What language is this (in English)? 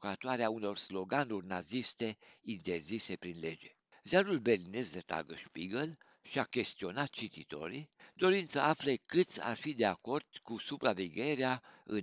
Romanian